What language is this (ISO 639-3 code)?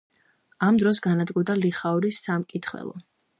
kat